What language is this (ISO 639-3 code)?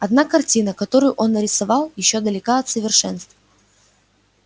rus